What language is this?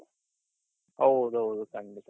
Kannada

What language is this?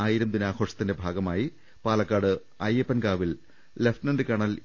Malayalam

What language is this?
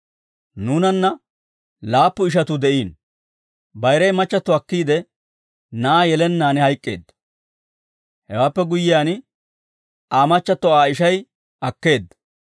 Dawro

